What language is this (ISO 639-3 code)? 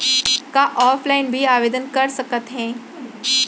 hne